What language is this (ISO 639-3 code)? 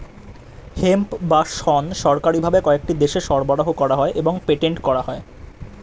ben